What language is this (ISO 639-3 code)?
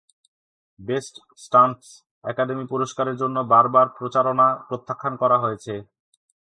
ben